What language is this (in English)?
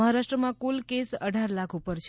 Gujarati